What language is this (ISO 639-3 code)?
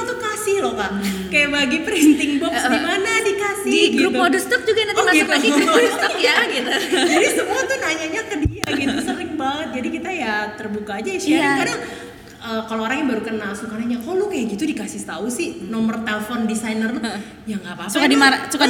ind